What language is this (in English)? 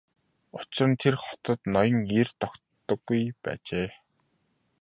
Mongolian